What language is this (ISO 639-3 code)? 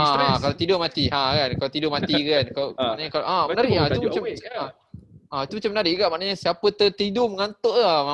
msa